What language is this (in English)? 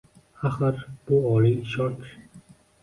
Uzbek